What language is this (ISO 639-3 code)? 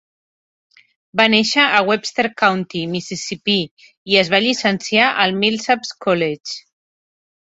cat